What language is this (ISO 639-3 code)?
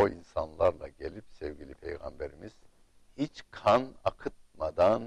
tur